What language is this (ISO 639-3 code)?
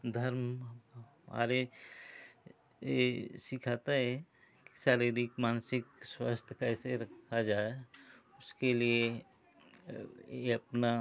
hin